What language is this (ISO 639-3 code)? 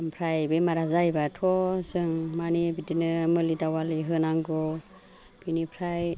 brx